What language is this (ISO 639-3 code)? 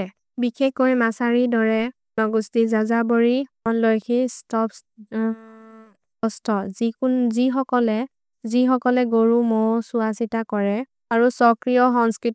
mrr